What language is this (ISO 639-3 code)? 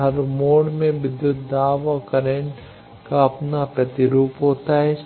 hin